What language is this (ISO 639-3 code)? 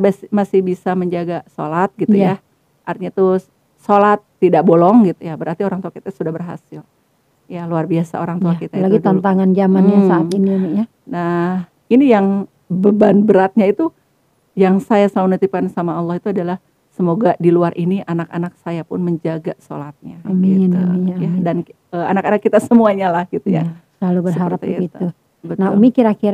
ind